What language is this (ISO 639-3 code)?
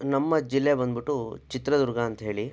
kan